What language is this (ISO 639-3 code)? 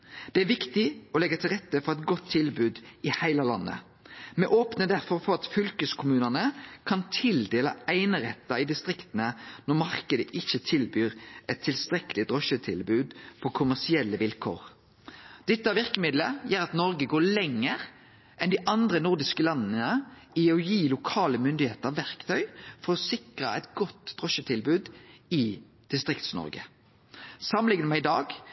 nno